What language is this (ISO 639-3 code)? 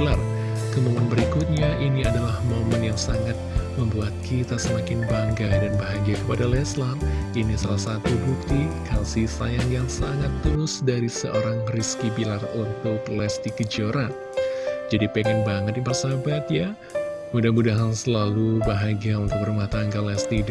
ind